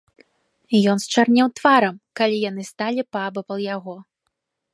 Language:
Belarusian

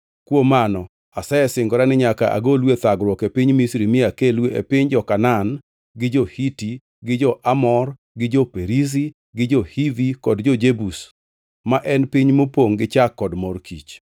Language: Luo (Kenya and Tanzania)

